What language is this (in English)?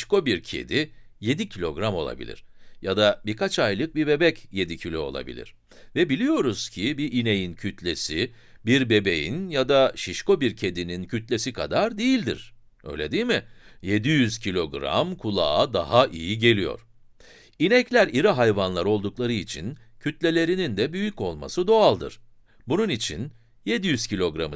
Turkish